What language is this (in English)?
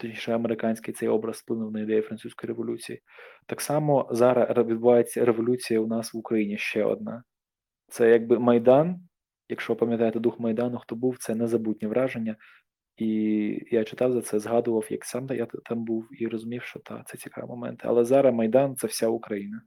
Ukrainian